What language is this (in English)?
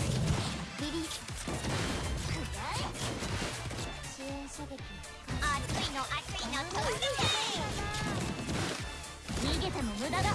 Japanese